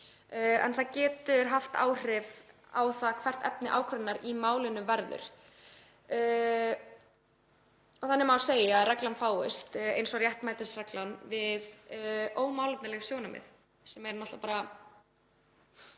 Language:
Icelandic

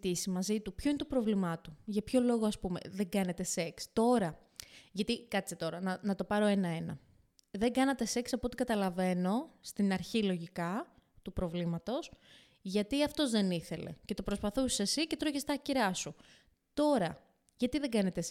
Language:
Greek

